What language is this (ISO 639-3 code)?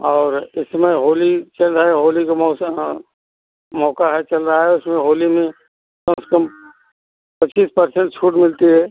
hin